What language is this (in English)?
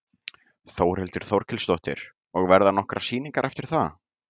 Icelandic